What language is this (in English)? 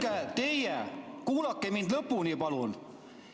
Estonian